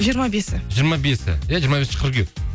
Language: Kazakh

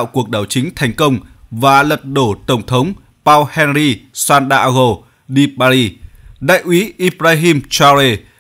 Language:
Vietnamese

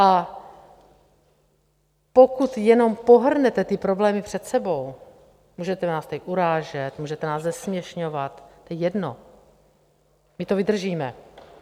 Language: Czech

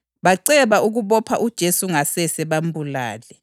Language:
North Ndebele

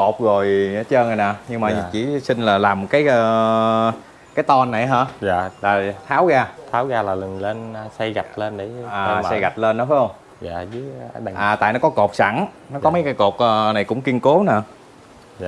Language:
Vietnamese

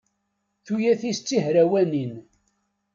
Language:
Kabyle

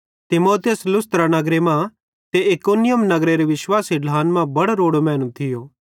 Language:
Bhadrawahi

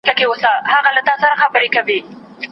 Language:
Pashto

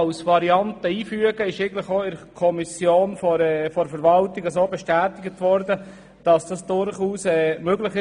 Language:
Swiss German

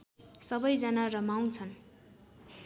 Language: Nepali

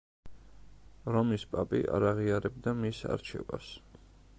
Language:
Georgian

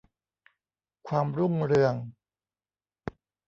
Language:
Thai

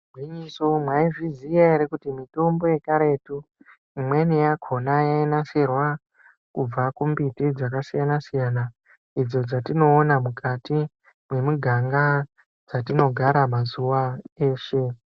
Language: Ndau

